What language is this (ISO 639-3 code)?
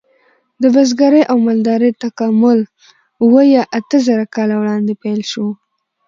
pus